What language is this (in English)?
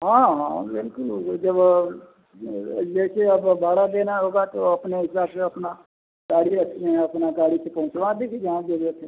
Hindi